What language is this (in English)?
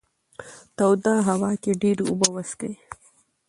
Pashto